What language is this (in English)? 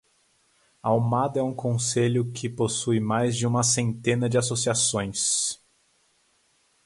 Portuguese